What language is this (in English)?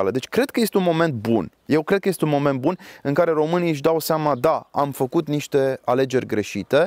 Romanian